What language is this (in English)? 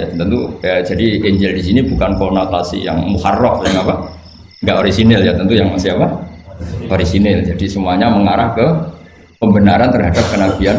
Indonesian